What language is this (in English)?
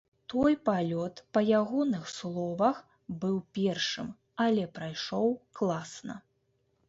Belarusian